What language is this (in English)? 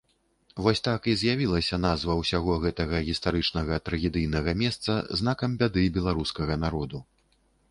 Belarusian